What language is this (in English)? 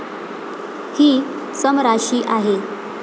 Marathi